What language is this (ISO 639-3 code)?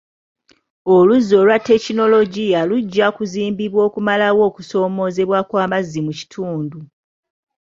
lug